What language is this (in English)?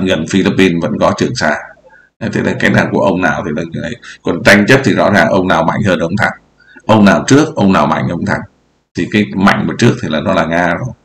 Vietnamese